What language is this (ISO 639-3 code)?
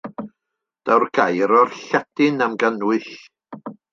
cym